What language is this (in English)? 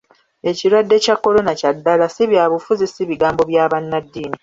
Ganda